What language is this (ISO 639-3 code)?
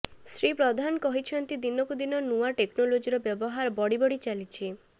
ori